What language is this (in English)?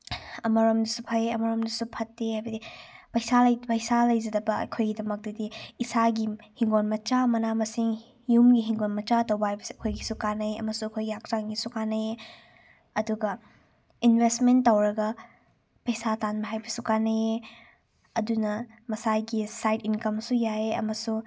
Manipuri